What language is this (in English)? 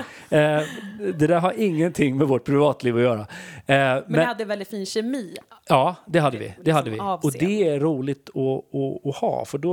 Swedish